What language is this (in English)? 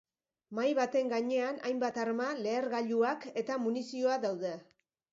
Basque